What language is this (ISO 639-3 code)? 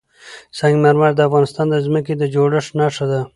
pus